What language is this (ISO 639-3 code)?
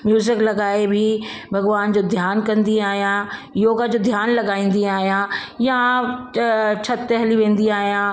snd